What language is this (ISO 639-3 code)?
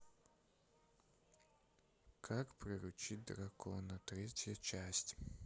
rus